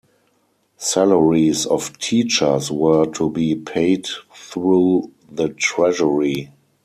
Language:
English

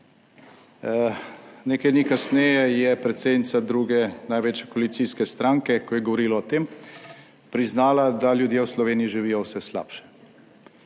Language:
Slovenian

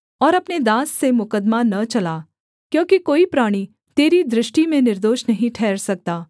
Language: Hindi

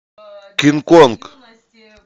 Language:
Russian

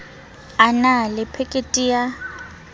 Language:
Southern Sotho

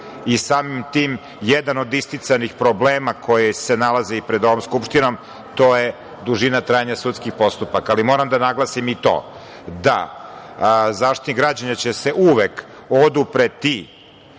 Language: Serbian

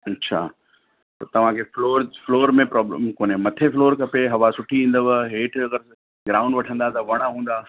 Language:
Sindhi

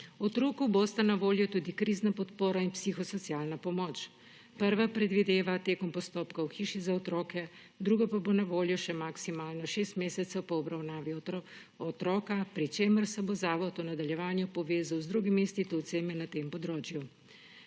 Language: Slovenian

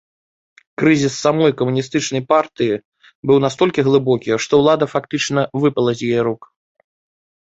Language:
Belarusian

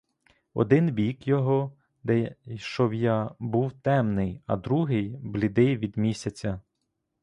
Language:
Ukrainian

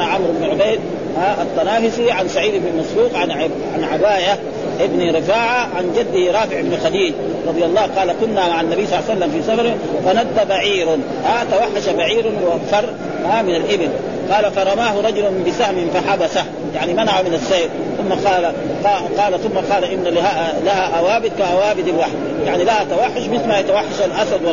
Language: Arabic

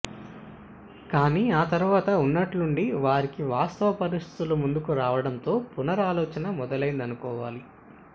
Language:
Telugu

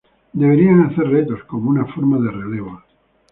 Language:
Spanish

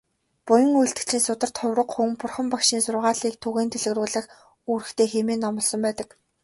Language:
Mongolian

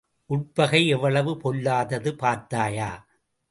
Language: Tamil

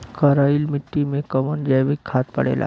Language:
Bhojpuri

